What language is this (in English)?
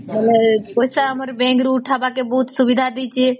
Odia